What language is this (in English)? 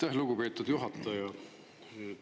Estonian